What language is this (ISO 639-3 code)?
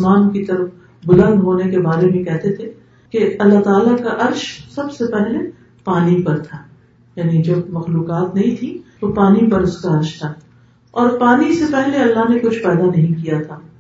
urd